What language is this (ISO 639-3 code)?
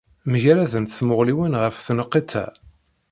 kab